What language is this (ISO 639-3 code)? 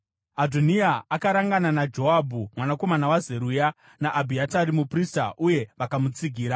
sna